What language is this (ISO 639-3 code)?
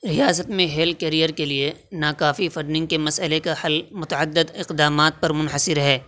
urd